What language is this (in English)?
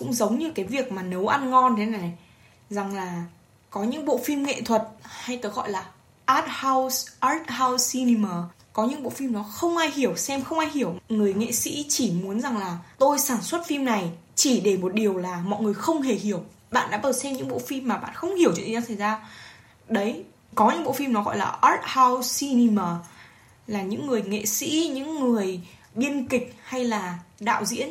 Vietnamese